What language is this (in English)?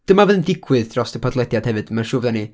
Welsh